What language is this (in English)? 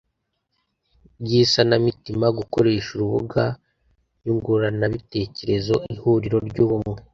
Kinyarwanda